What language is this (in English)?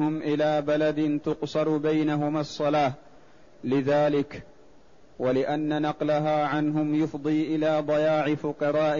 Arabic